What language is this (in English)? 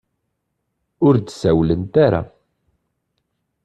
Kabyle